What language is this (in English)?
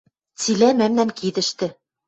Western Mari